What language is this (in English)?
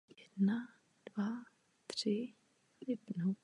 Czech